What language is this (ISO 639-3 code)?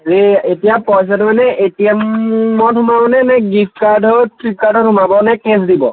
asm